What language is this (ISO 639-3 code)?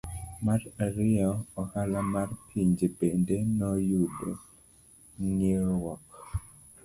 luo